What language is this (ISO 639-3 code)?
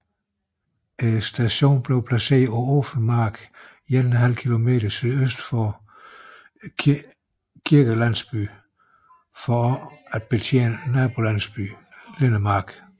dan